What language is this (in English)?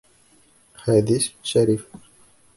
Bashkir